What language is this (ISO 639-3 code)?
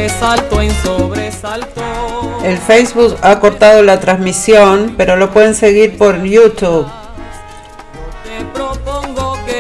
spa